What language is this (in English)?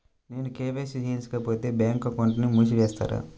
Telugu